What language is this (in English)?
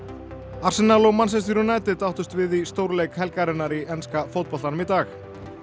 Icelandic